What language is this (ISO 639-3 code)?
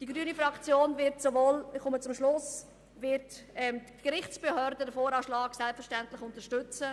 gsw